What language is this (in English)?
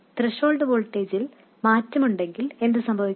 Malayalam